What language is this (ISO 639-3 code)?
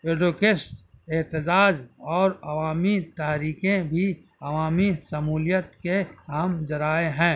urd